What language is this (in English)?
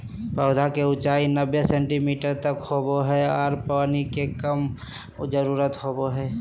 Magahi